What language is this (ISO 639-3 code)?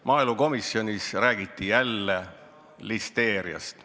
est